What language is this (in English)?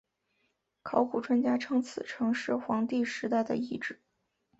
Chinese